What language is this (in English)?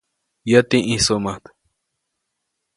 Copainalá Zoque